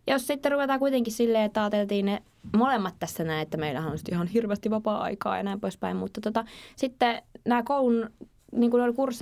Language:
Finnish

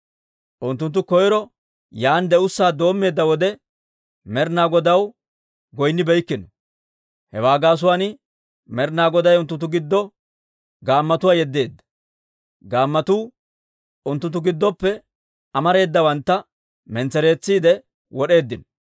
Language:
Dawro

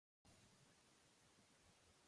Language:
Catalan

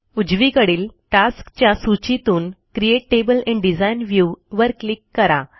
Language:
Marathi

